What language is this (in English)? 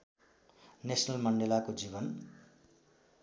Nepali